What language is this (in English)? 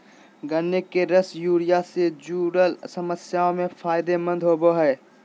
Magahi